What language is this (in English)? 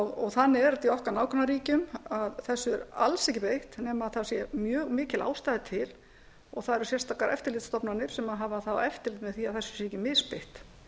Icelandic